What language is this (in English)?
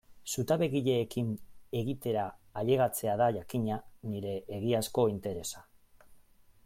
Basque